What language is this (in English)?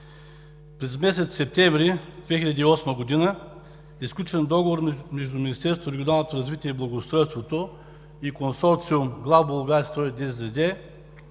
Bulgarian